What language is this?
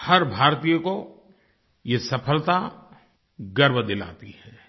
Hindi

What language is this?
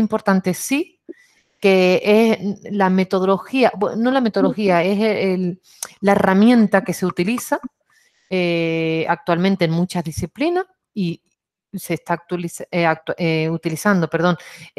Spanish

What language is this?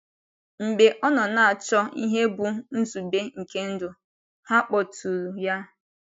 Igbo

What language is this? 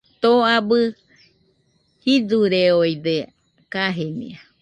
Nüpode Huitoto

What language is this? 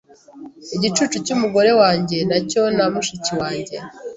Kinyarwanda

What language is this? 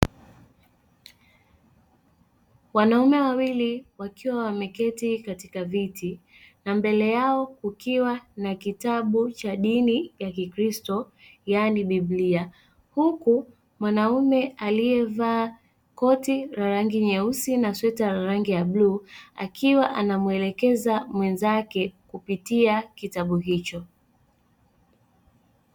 Swahili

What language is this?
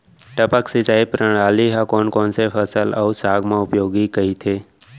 Chhattisgarhi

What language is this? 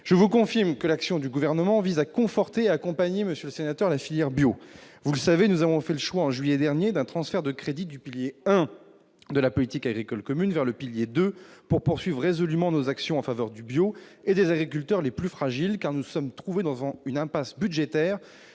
French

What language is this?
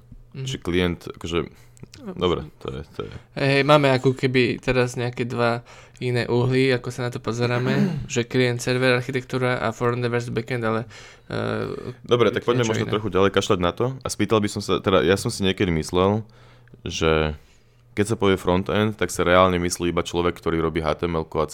Slovak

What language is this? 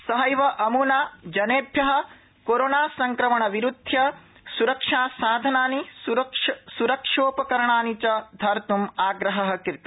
Sanskrit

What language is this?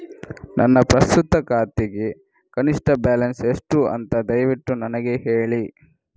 Kannada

